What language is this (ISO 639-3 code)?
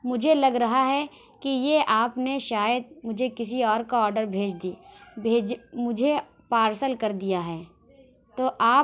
urd